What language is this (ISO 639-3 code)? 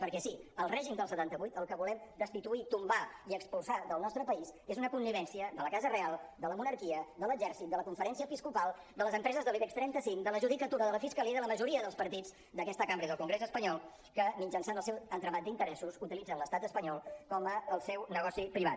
cat